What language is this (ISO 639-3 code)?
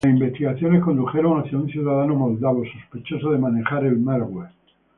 spa